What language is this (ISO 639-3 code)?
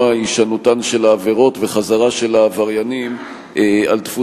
heb